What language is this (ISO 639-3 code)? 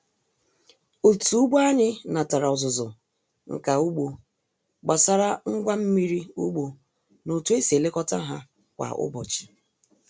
ibo